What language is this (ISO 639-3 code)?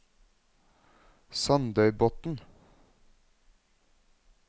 nor